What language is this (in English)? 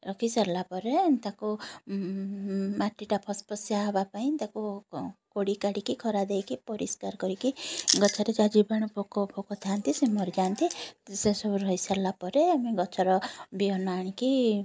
Odia